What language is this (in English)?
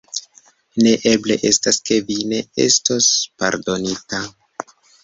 Esperanto